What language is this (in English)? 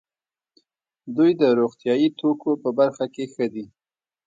Pashto